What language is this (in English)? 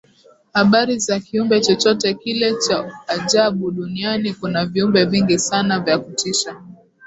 Swahili